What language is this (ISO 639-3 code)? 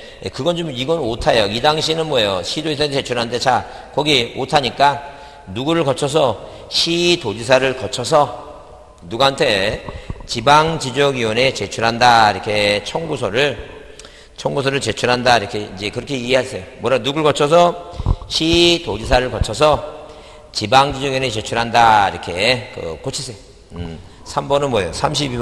kor